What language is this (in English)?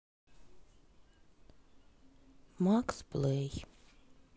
Russian